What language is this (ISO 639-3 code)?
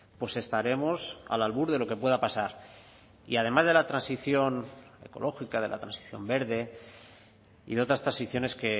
spa